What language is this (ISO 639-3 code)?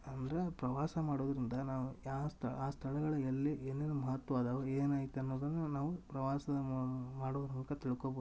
kan